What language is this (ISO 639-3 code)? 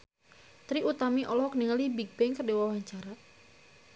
sun